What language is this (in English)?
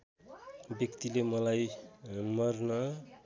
Nepali